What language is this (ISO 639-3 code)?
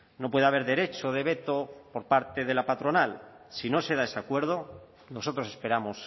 spa